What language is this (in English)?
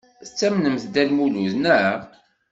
Kabyle